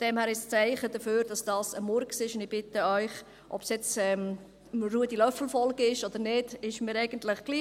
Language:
Swiss German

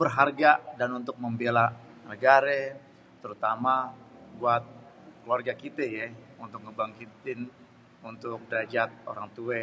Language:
Betawi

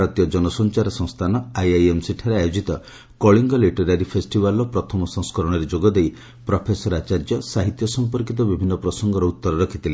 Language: Odia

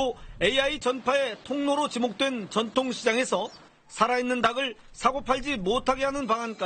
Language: Korean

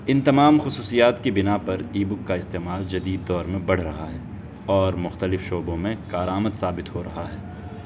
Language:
Urdu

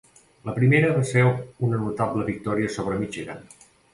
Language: Catalan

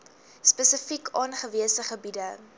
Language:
Afrikaans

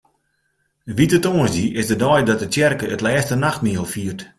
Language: Western Frisian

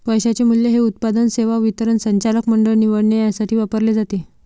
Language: Marathi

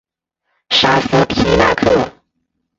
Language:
Chinese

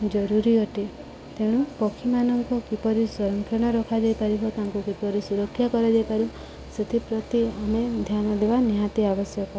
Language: Odia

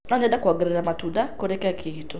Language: Kikuyu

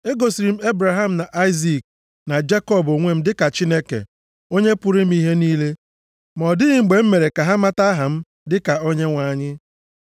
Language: Igbo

